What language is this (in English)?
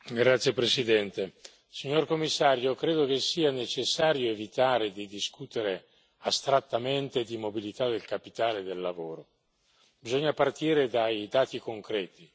Italian